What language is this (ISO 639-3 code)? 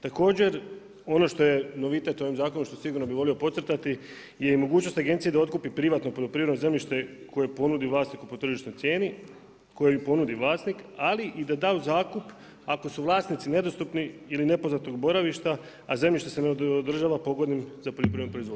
hrv